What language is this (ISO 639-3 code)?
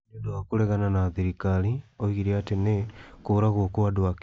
kik